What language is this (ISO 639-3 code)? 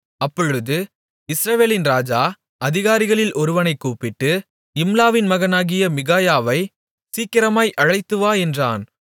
tam